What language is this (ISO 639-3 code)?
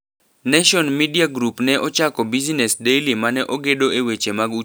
luo